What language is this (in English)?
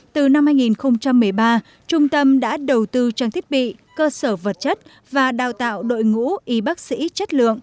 Vietnamese